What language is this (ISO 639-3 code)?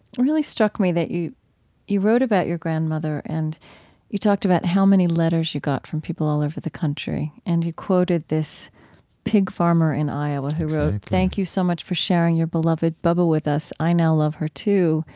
eng